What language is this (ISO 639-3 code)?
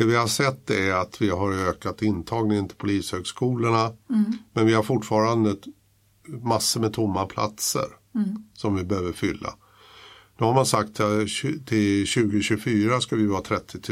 swe